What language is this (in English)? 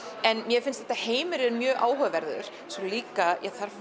Icelandic